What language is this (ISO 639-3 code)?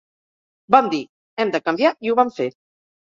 cat